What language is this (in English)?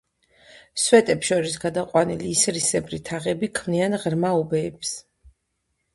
Georgian